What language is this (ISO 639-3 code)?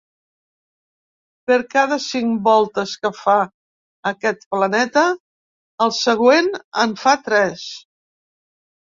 cat